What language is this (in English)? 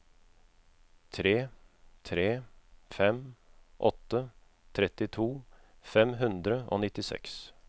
Norwegian